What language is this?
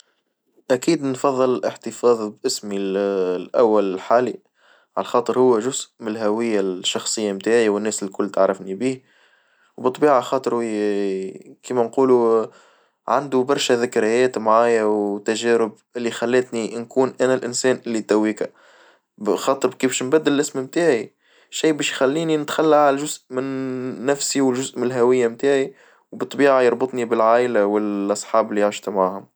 Tunisian Arabic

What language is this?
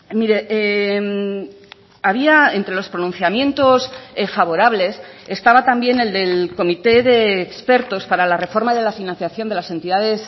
Spanish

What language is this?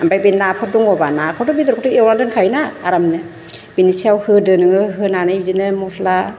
Bodo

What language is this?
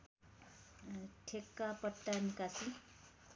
Nepali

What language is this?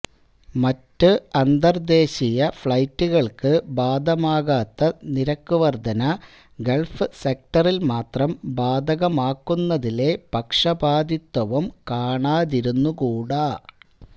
Malayalam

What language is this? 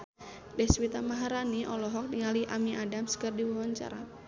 Sundanese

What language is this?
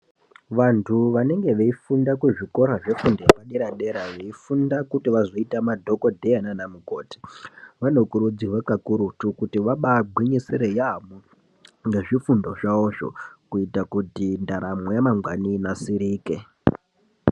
Ndau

